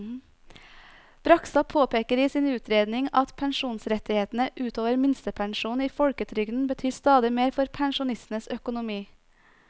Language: Norwegian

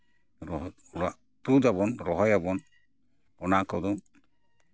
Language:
Santali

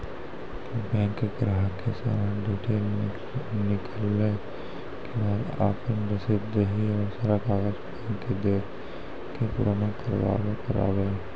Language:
Maithili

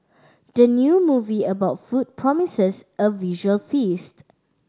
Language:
English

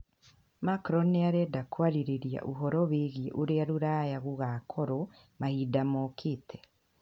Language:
Kikuyu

